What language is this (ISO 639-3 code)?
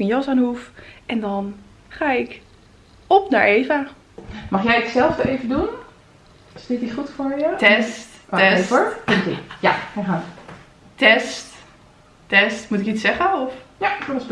nld